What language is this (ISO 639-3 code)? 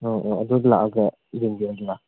mni